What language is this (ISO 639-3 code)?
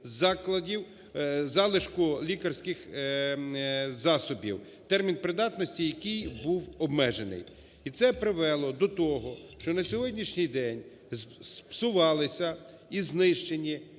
ukr